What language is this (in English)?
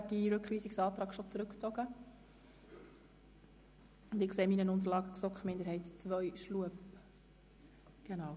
Swiss German